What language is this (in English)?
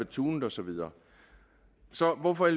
Danish